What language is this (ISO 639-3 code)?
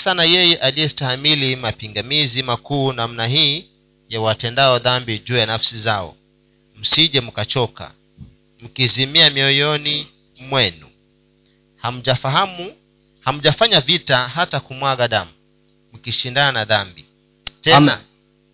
swa